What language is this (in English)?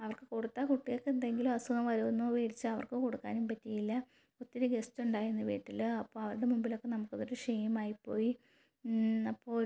Malayalam